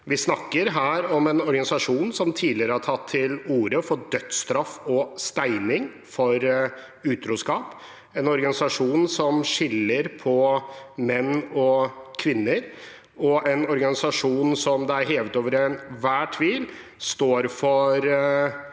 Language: Norwegian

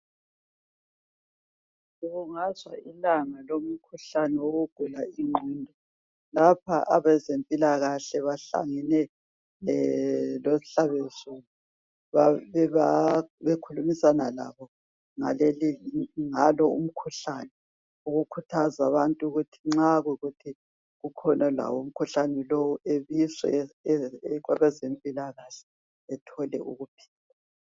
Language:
North Ndebele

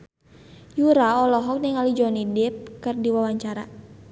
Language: Sundanese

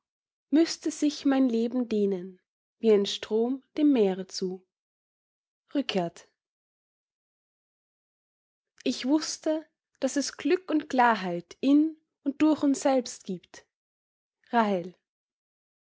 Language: German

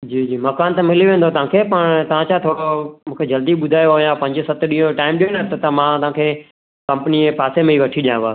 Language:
Sindhi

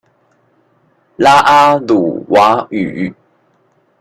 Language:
Chinese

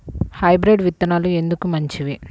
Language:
Telugu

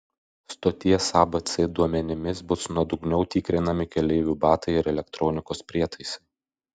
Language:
Lithuanian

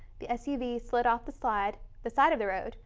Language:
English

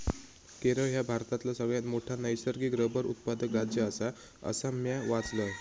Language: Marathi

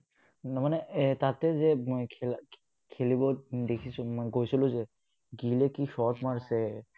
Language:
Assamese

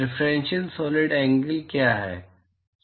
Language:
Hindi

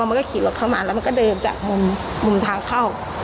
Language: Thai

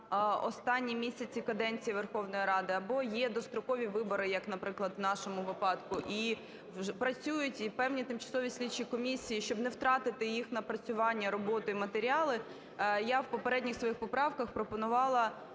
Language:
Ukrainian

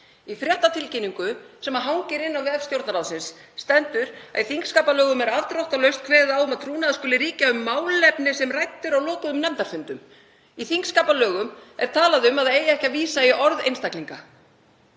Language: Icelandic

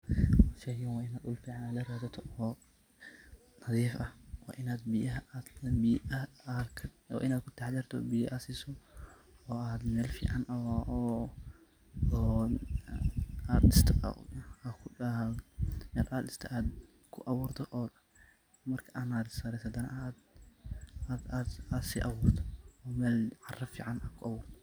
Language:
Somali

